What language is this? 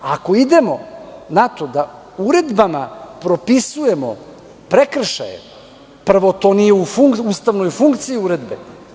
Serbian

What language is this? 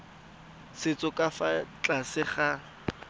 Tswana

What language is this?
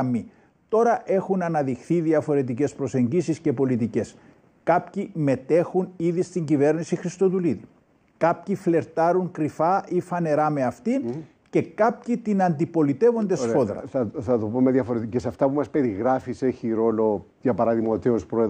Greek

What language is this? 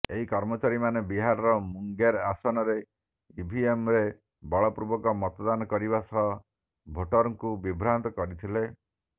Odia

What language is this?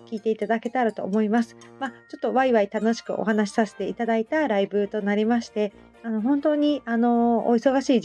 Japanese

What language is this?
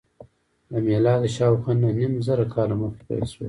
Pashto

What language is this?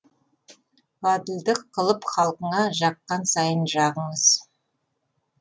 Kazakh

